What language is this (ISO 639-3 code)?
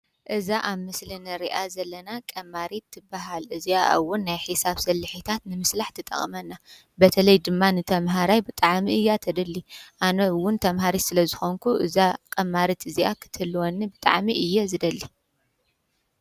tir